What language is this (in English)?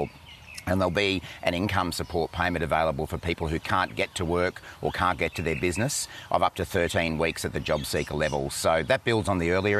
Urdu